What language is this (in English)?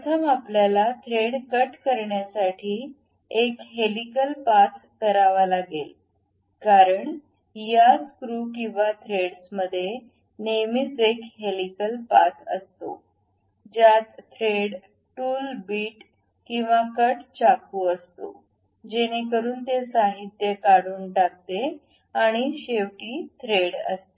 Marathi